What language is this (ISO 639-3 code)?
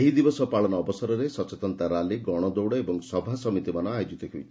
ori